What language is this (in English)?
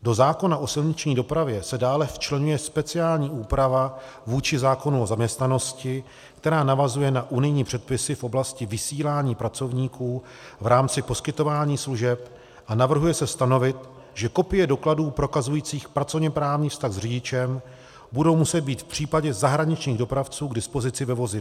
Czech